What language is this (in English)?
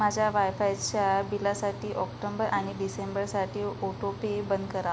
Marathi